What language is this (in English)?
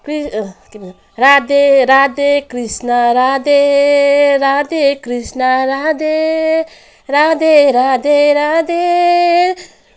Nepali